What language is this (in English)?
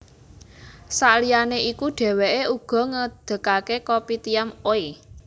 Javanese